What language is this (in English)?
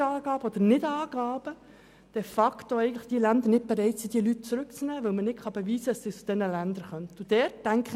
Swiss German